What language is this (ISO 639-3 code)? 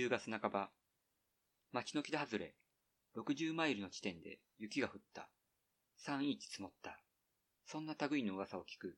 jpn